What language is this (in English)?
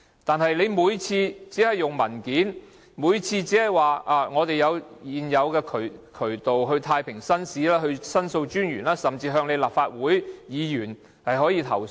Cantonese